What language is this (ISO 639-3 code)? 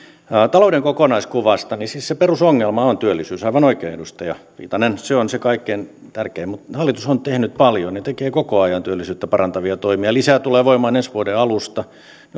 fin